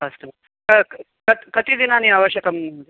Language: Sanskrit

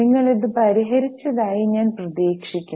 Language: Malayalam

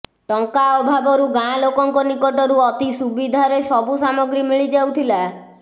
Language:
Odia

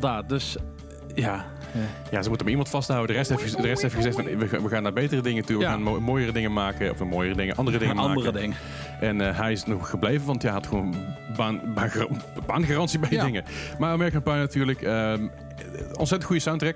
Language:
Dutch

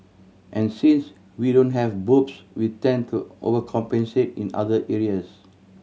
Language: English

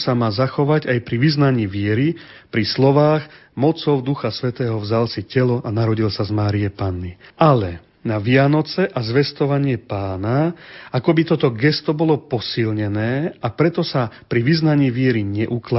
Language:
Slovak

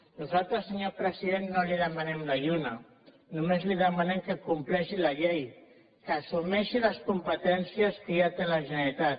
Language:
Catalan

